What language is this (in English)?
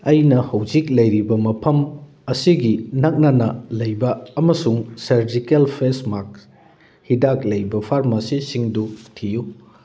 Manipuri